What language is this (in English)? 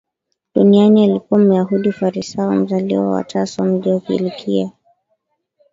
Swahili